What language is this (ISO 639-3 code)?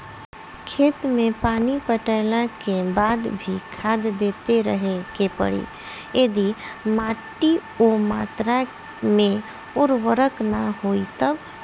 bho